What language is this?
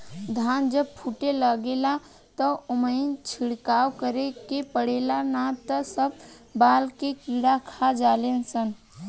Bhojpuri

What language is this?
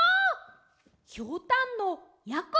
Japanese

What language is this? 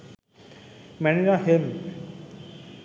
Bangla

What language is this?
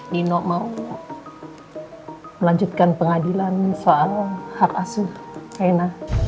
Indonesian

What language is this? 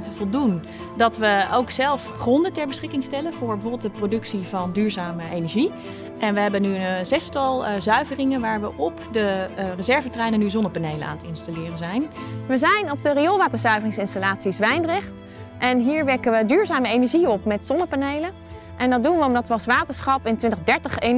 Dutch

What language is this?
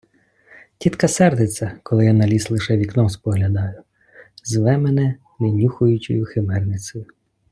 Ukrainian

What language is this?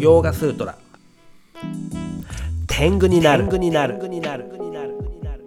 Japanese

